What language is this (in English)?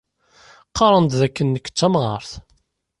Kabyle